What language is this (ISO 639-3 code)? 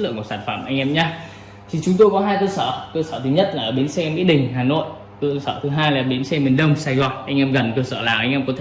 vie